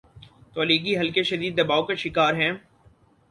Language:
Urdu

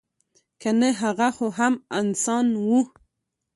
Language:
Pashto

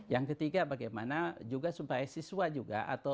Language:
Indonesian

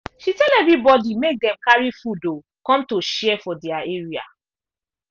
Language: Nigerian Pidgin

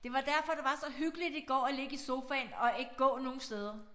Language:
Danish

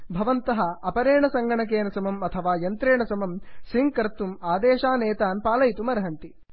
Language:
Sanskrit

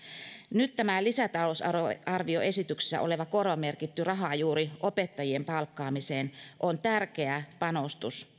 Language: Finnish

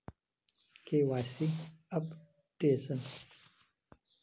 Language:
Magahi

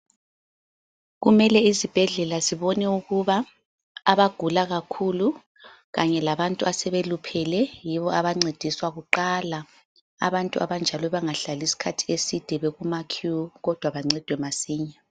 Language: North Ndebele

